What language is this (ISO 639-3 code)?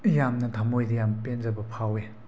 mni